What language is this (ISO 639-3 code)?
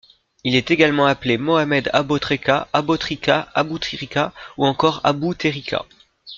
fra